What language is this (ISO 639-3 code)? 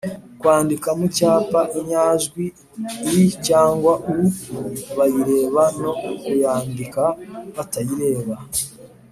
kin